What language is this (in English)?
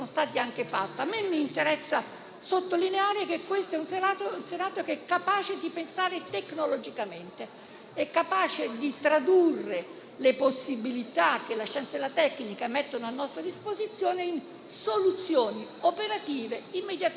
Italian